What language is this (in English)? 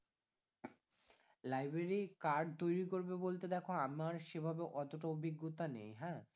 Bangla